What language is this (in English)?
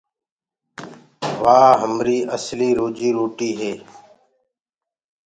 Gurgula